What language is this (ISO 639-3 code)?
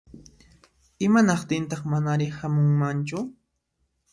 qxp